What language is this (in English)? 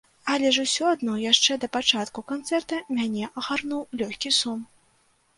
Belarusian